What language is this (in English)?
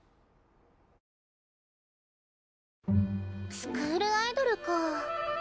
Japanese